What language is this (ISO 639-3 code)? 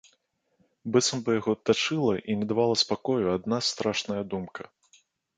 bel